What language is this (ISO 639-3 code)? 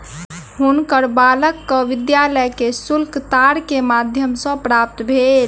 mai